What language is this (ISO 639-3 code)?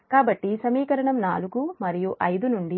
tel